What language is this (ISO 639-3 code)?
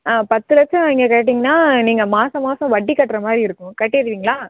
tam